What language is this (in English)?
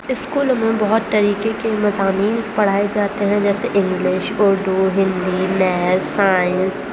Urdu